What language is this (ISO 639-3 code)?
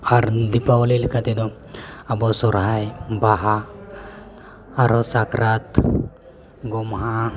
sat